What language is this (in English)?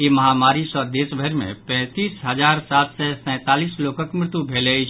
Maithili